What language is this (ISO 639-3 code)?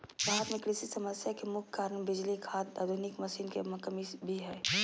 mag